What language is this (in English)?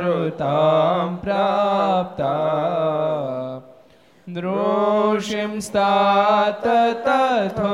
Gujarati